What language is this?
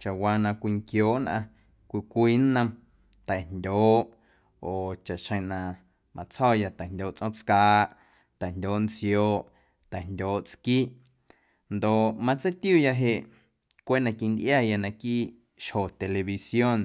Guerrero Amuzgo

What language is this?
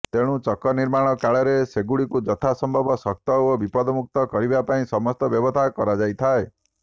Odia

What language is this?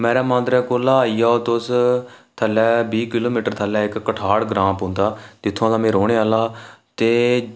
Dogri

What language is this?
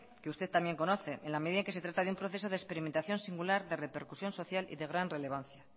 Spanish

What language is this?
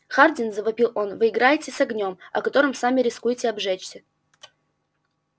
Russian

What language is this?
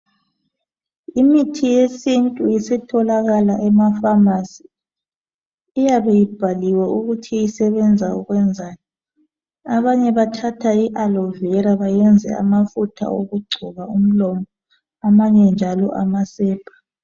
North Ndebele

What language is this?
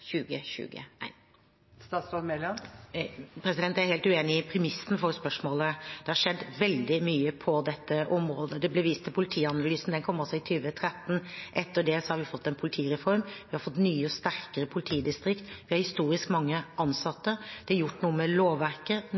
Norwegian Bokmål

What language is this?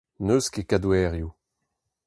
Breton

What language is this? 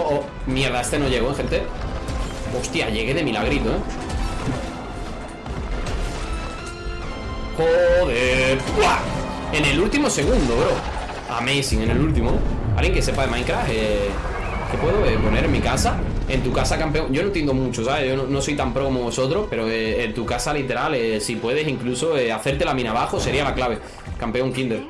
Spanish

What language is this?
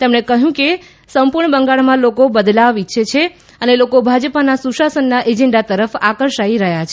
Gujarati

